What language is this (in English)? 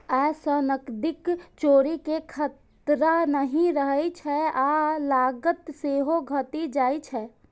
Maithili